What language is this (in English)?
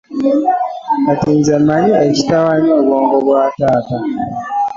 Ganda